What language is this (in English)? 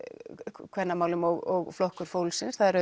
Icelandic